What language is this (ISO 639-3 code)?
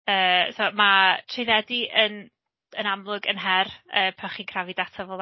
cym